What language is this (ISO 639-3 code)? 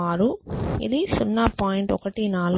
tel